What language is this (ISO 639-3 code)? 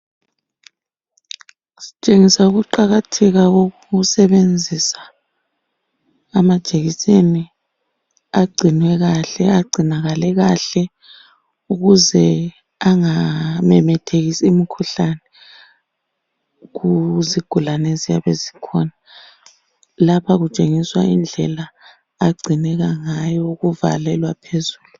nde